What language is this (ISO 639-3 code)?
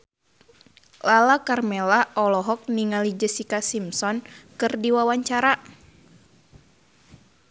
sun